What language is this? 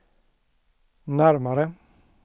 Swedish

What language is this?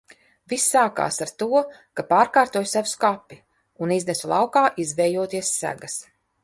Latvian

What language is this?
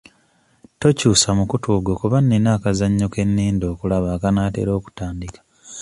Ganda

